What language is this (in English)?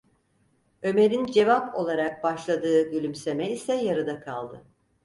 Turkish